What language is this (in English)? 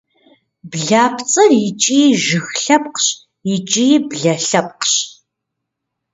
Kabardian